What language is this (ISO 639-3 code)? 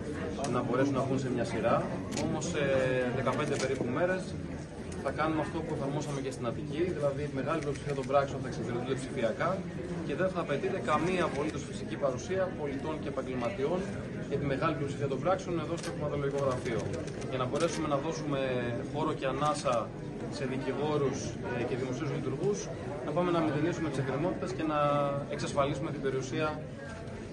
ell